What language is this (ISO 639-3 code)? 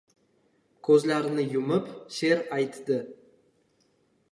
uzb